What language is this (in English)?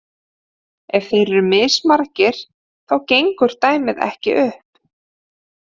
Icelandic